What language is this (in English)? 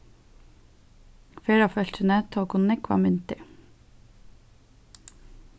Faroese